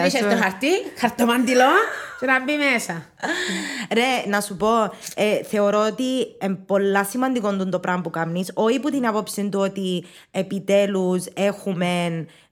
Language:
Greek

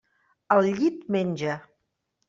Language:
Catalan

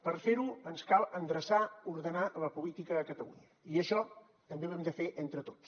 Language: Catalan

